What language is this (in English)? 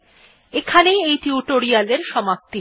Bangla